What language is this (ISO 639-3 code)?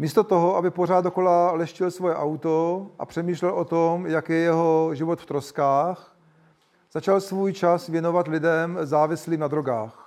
ces